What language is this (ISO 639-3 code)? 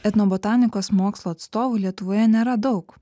lit